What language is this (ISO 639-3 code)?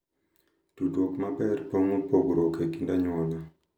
luo